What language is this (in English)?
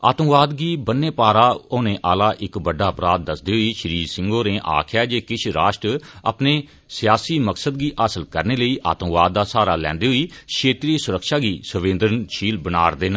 Dogri